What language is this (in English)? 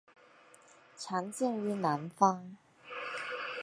Chinese